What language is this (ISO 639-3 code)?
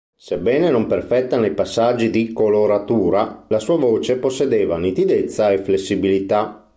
ita